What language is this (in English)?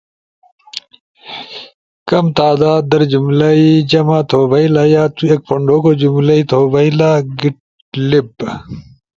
Ushojo